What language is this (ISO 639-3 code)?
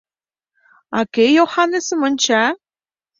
chm